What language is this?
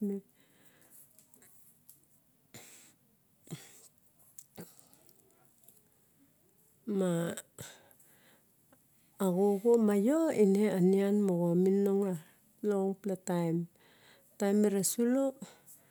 Barok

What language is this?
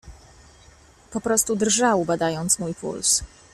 Polish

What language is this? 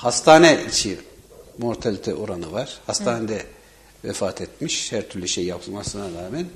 Turkish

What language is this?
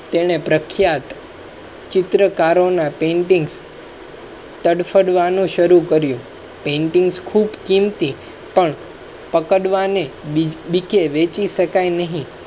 Gujarati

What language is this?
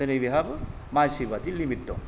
Bodo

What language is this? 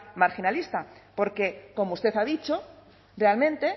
Spanish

